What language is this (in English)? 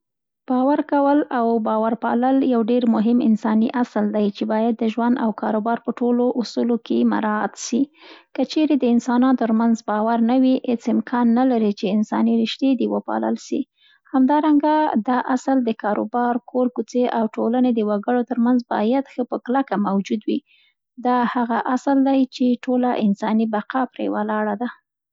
Central Pashto